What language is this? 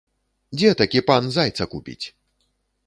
Belarusian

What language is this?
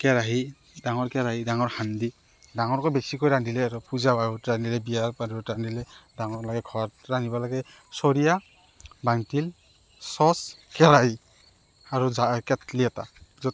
Assamese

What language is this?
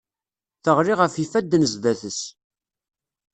Kabyle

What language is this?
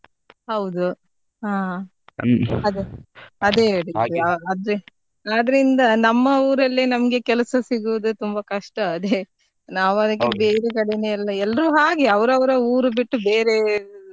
Kannada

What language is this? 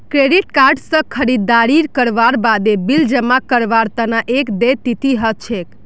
Magahi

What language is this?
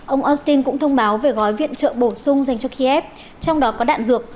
Vietnamese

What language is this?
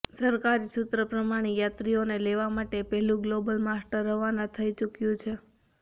Gujarati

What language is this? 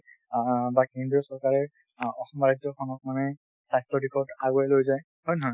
Assamese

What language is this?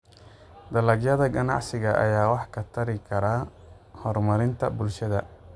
Somali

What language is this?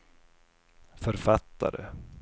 Swedish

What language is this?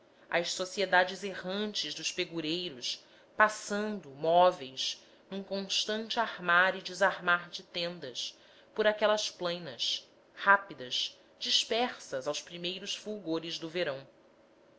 Portuguese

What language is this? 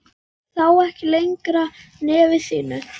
Icelandic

